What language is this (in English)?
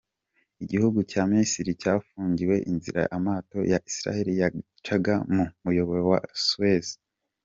Kinyarwanda